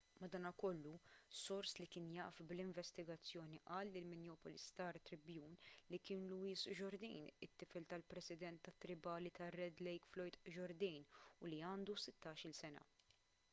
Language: Maltese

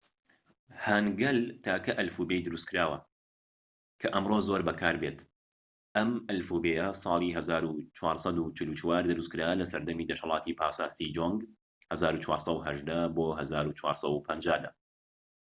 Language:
Central Kurdish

